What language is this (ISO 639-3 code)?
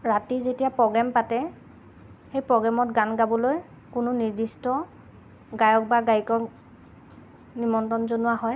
asm